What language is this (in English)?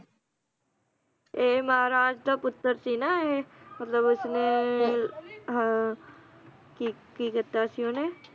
Punjabi